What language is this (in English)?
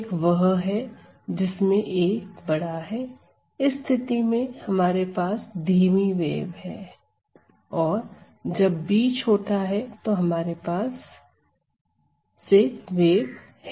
Hindi